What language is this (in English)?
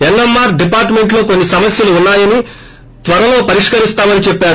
Telugu